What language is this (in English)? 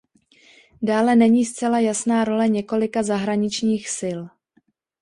Czech